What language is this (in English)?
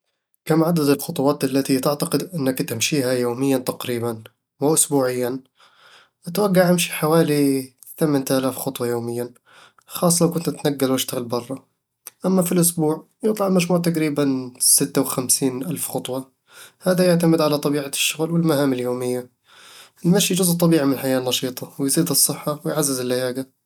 Eastern Egyptian Bedawi Arabic